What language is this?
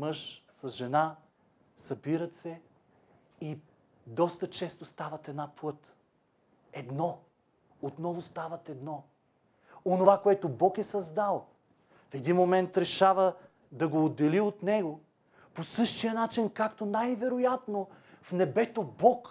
Bulgarian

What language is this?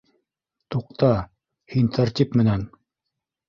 Bashkir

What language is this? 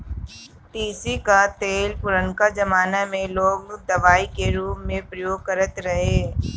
Bhojpuri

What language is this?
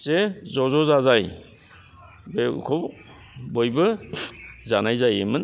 Bodo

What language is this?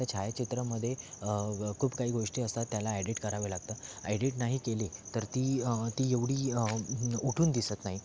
Marathi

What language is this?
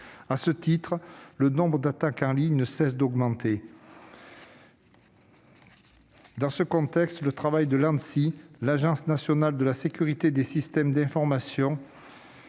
French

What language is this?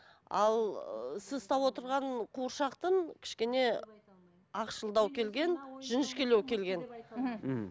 Kazakh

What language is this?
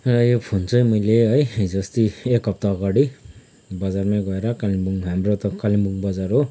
Nepali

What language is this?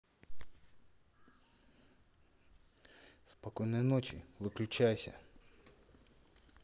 Russian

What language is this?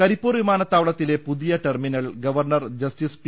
Malayalam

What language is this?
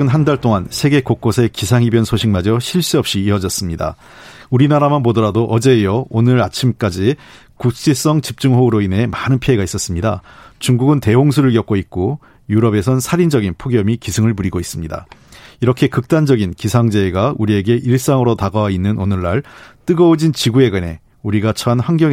Korean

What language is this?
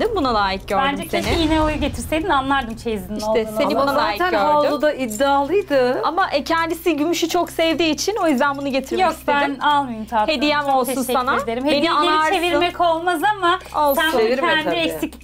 Turkish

